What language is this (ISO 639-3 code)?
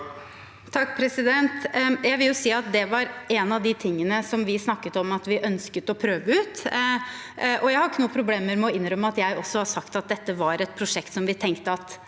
nor